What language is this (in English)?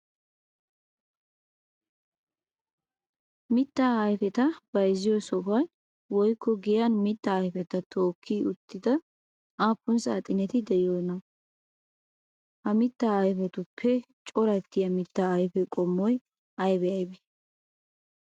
Wolaytta